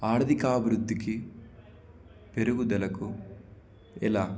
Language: Telugu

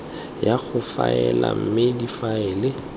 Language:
Tswana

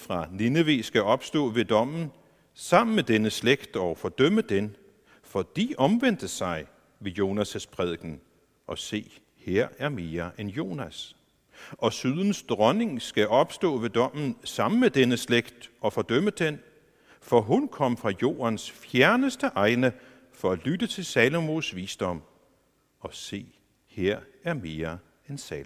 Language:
Danish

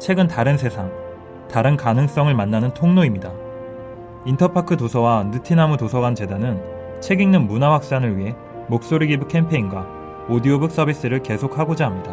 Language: Korean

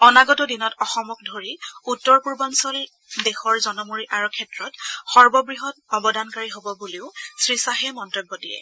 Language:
Assamese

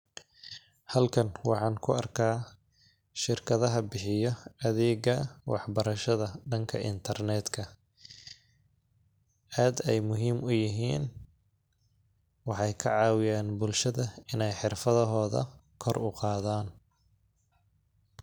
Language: Somali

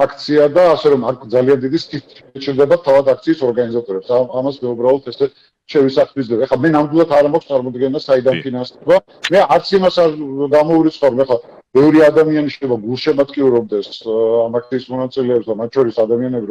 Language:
Romanian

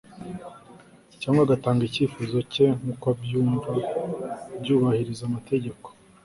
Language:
Kinyarwanda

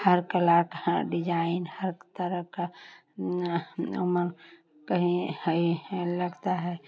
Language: Hindi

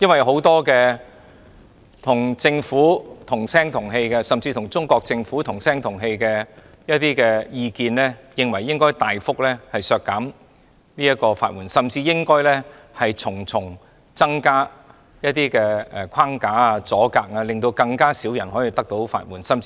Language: Cantonese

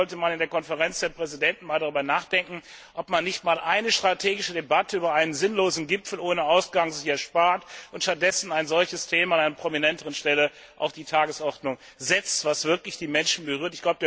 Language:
German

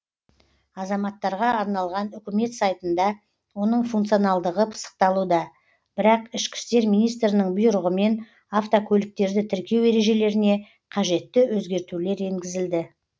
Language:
Kazakh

